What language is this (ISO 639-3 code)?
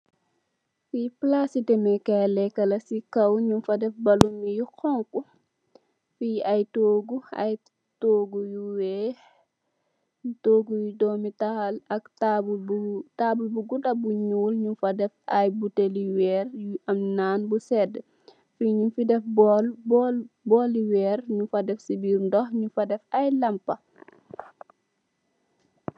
wol